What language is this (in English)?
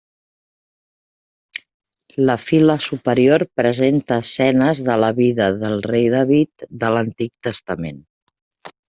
Catalan